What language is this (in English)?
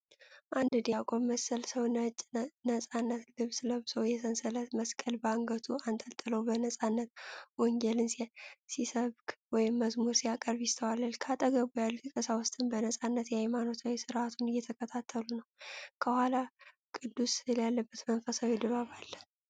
Amharic